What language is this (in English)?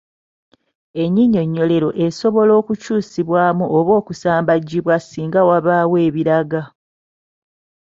Ganda